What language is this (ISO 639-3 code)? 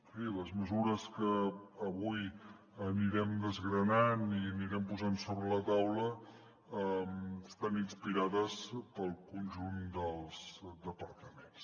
cat